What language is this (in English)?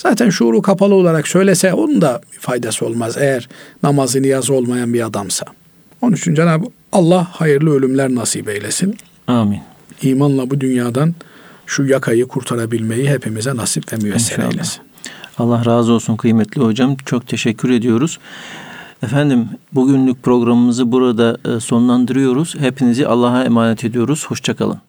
Turkish